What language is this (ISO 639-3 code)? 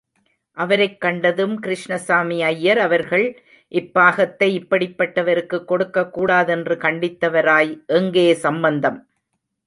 tam